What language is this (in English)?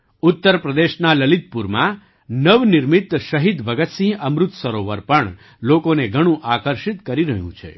Gujarati